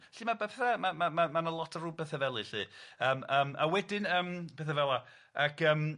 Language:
Welsh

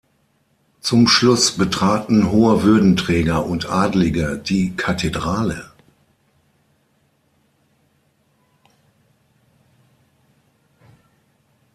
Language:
German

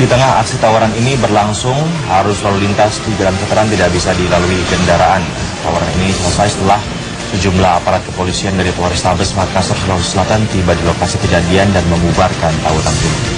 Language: Indonesian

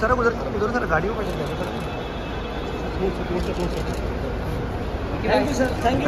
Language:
Arabic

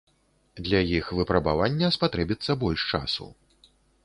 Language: Belarusian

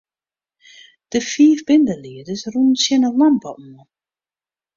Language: Western Frisian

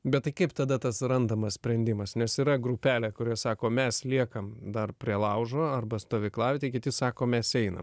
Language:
Lithuanian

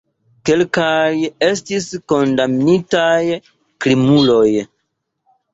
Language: Esperanto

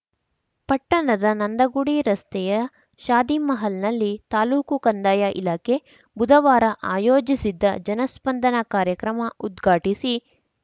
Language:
Kannada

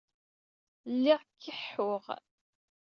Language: Kabyle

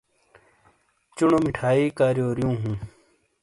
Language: Shina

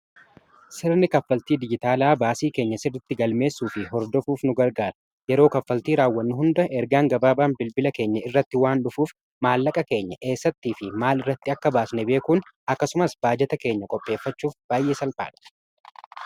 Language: Oromo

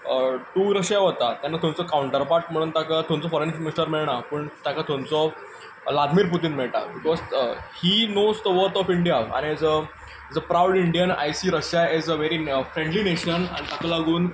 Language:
Konkani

